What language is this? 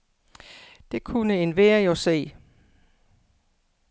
Danish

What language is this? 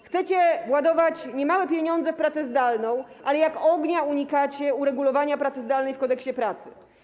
Polish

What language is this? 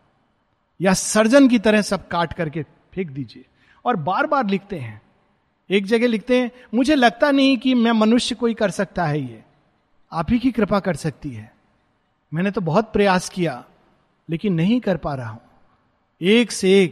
Hindi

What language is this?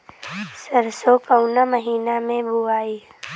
Bhojpuri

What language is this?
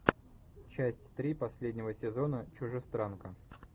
Russian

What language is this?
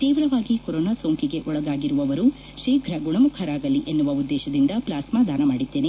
Kannada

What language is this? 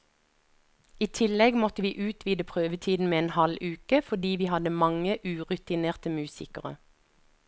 Norwegian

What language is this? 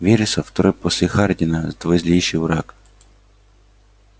Russian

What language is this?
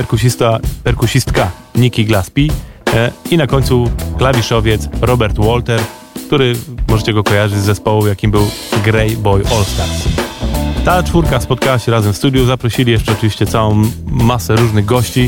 Polish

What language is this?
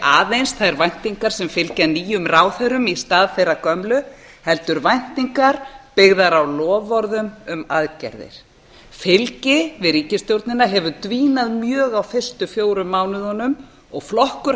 Icelandic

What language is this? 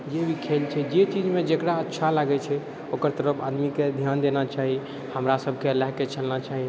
Maithili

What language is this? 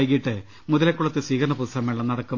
Malayalam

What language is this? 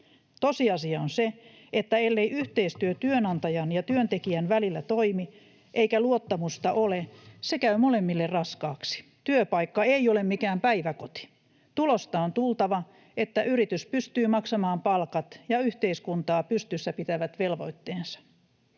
Finnish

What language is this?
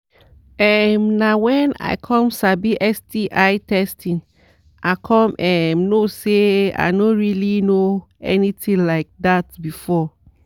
Nigerian Pidgin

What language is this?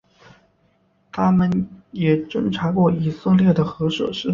Chinese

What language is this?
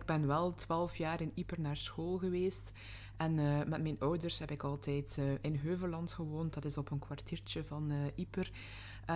Dutch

